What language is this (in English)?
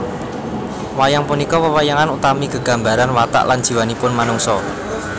Javanese